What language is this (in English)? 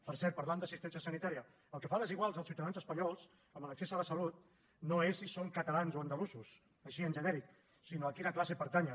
Catalan